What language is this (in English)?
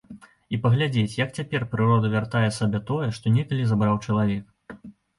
Belarusian